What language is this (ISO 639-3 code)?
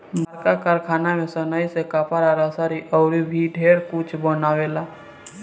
bho